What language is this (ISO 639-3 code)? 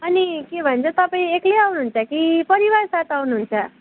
nep